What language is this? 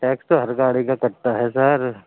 Urdu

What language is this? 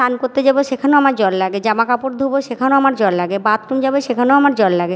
Bangla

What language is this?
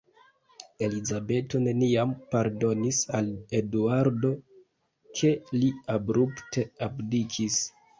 Esperanto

